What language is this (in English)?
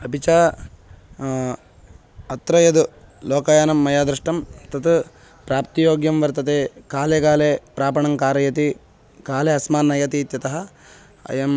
Sanskrit